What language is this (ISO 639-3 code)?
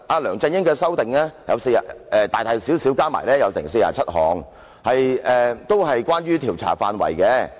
yue